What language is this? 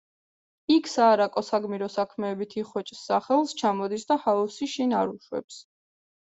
Georgian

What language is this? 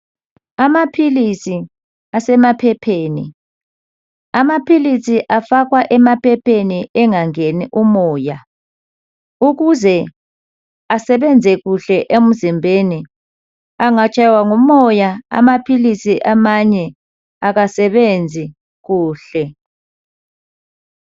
North Ndebele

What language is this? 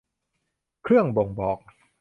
Thai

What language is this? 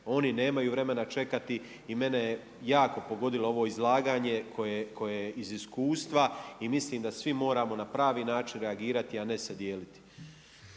Croatian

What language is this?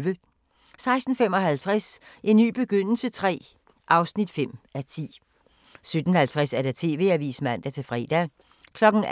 Danish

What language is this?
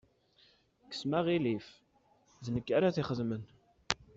Kabyle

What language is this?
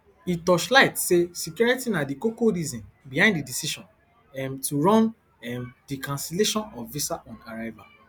Nigerian Pidgin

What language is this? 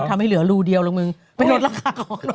Thai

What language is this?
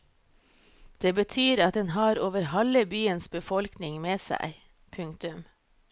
Norwegian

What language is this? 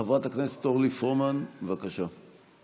Hebrew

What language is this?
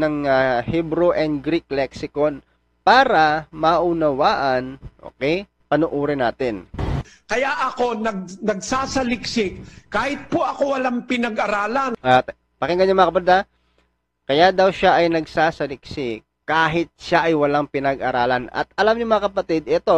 Filipino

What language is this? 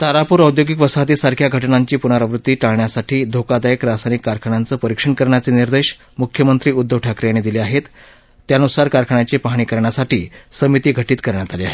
Marathi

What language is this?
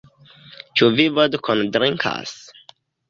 Esperanto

